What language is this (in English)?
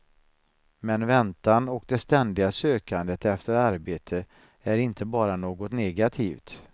Swedish